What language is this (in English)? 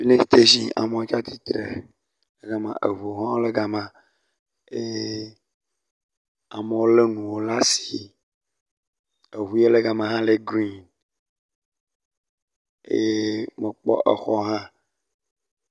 Ewe